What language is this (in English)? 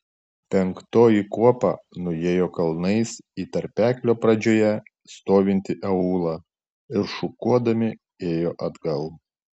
Lithuanian